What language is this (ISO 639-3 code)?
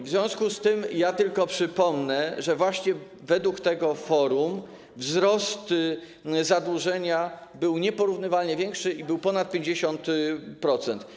pol